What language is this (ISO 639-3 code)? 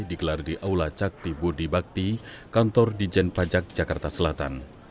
ind